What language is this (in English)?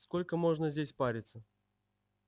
Russian